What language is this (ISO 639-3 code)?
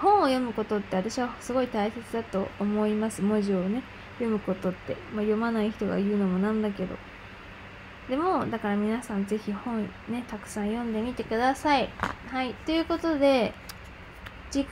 jpn